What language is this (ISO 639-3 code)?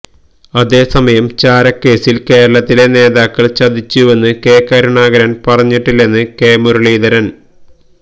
mal